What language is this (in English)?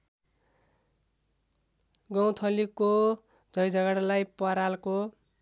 Nepali